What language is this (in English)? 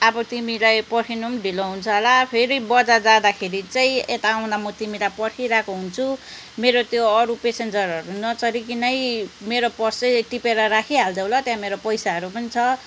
Nepali